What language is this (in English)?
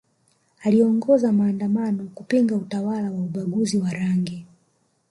Swahili